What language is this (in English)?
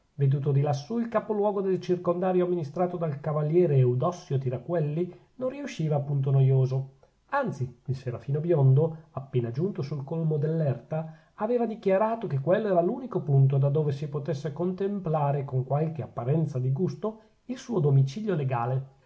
Italian